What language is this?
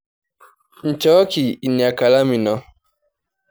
Masai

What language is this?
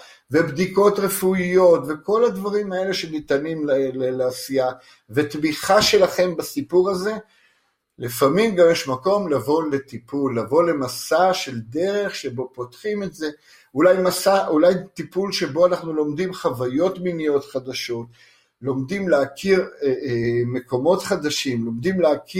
Hebrew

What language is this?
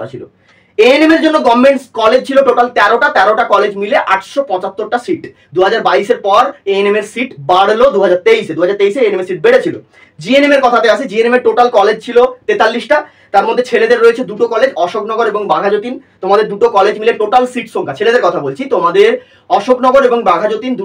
Bangla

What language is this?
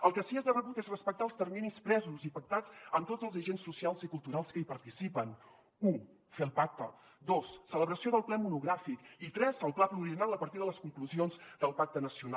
Catalan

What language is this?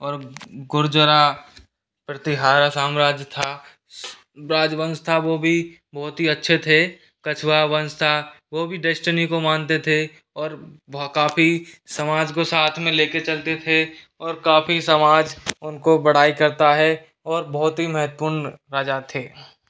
Hindi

